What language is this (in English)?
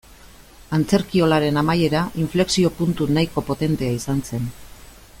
Basque